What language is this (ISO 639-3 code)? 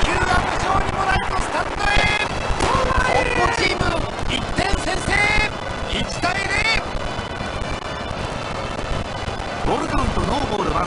jpn